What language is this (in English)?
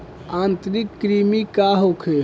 Bhojpuri